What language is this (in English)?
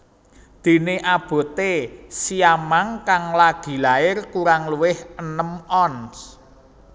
Javanese